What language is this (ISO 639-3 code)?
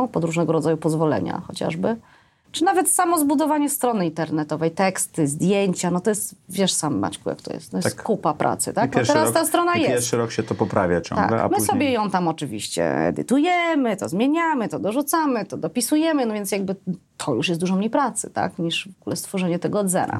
pol